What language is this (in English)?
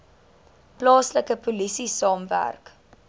Afrikaans